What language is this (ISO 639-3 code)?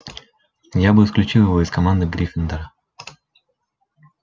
rus